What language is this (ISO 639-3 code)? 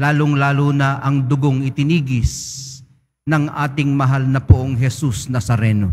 fil